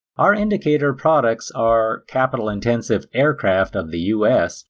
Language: English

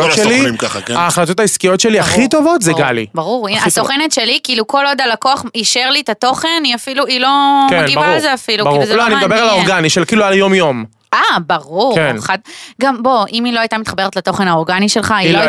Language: Hebrew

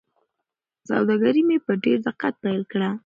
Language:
Pashto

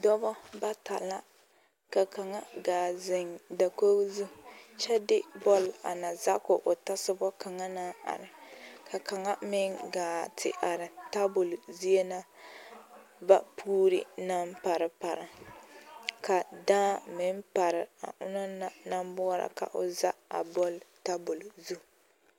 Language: Southern Dagaare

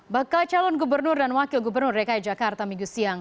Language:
Indonesian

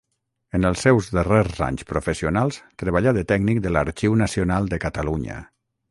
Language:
Catalan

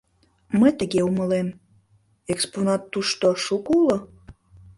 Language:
Mari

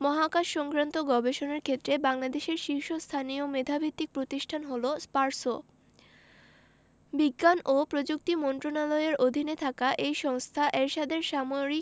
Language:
Bangla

